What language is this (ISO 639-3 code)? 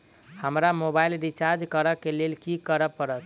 mai